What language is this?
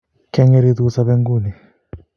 Kalenjin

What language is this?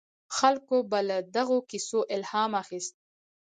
Pashto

